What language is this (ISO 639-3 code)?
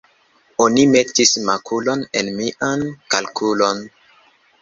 epo